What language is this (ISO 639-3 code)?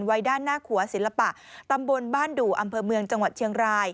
tha